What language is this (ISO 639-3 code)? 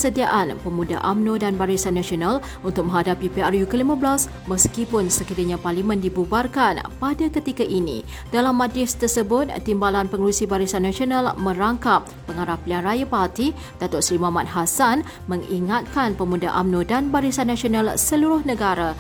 msa